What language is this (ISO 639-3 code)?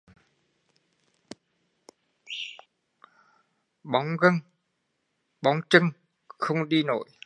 vie